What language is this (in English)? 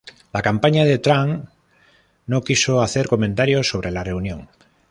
Spanish